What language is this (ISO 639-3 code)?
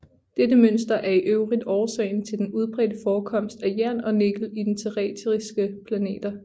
dan